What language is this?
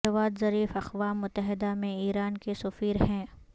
Urdu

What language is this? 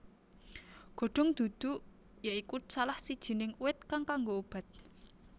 Javanese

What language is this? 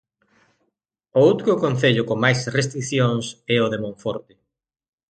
Galician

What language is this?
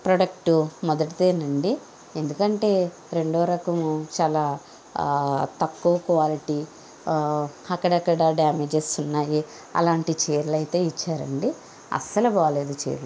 Telugu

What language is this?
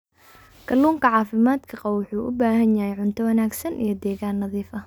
Somali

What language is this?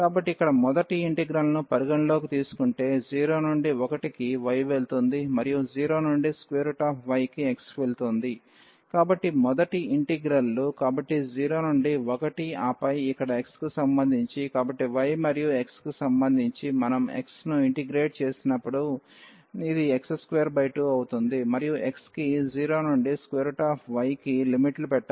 Telugu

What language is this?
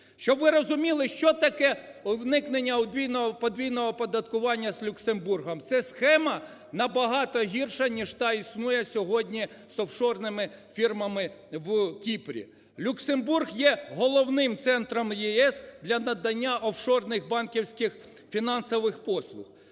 Ukrainian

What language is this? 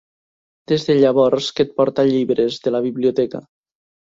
Catalan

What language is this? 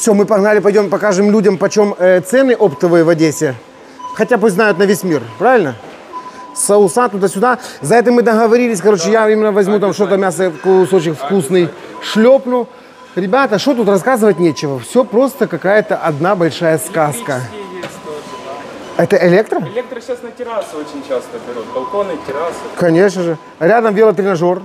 Russian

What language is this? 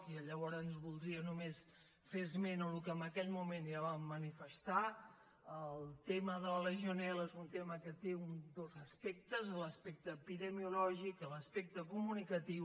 Catalan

